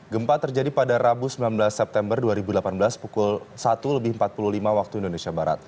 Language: Indonesian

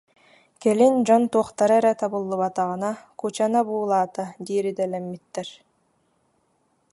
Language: Yakut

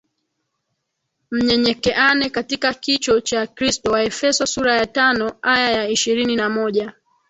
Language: Swahili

